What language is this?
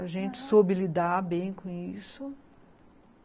Portuguese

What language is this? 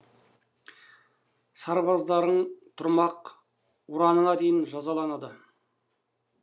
Kazakh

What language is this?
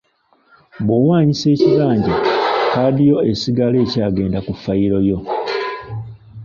Ganda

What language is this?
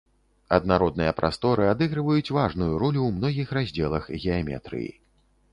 Belarusian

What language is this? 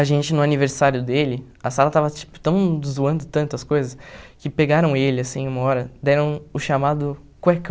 Portuguese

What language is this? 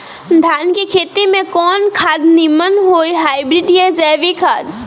Bhojpuri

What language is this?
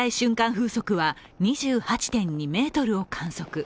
Japanese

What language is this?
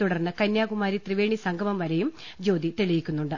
Malayalam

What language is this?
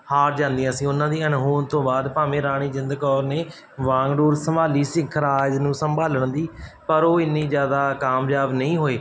Punjabi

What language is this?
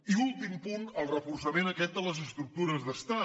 Catalan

